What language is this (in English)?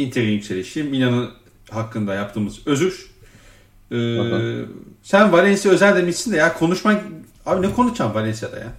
Turkish